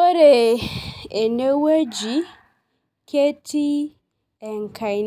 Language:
Masai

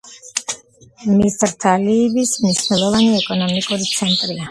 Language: Georgian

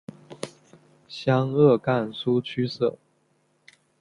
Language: Chinese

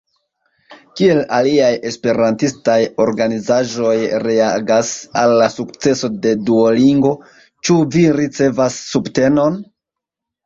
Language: Esperanto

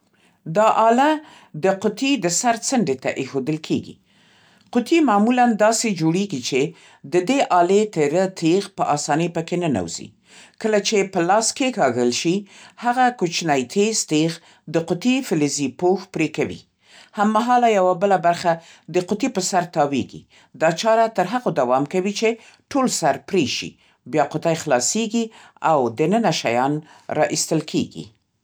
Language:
Central Pashto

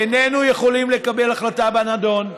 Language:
Hebrew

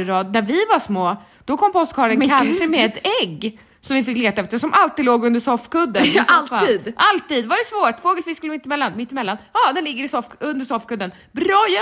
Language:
Swedish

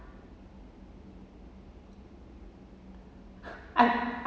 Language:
English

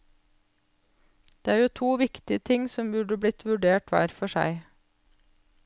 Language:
Norwegian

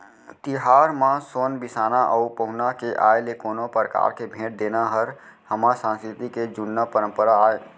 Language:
Chhattisgarhi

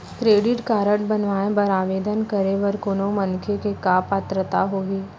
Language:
Chhattisgarhi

